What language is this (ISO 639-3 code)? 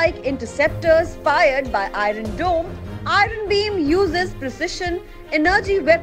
eng